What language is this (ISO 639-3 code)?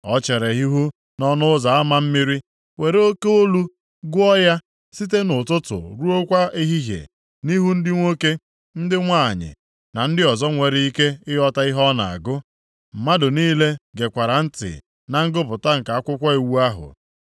ibo